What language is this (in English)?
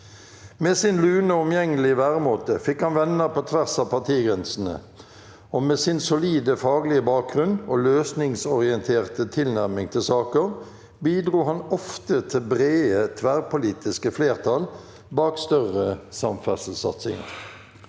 Norwegian